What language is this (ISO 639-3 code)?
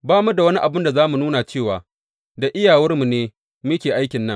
hau